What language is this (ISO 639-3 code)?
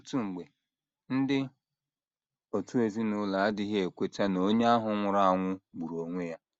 ibo